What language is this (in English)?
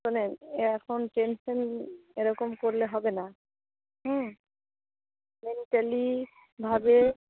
Bangla